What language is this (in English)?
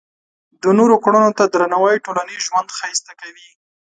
Pashto